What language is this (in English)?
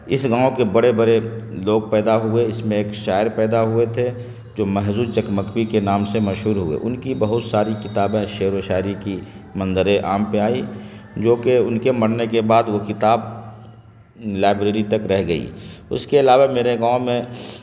Urdu